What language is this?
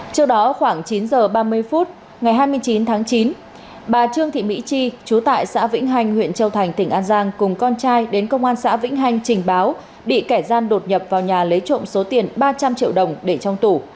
Vietnamese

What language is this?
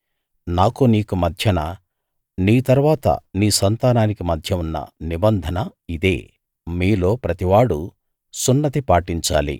Telugu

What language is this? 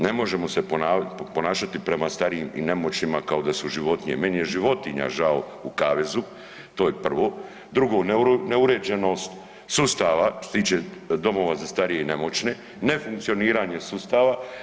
Croatian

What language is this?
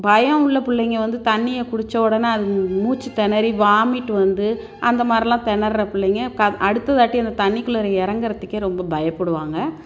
Tamil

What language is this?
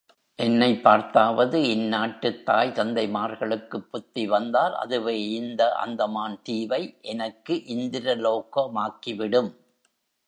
Tamil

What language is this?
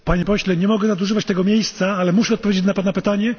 Polish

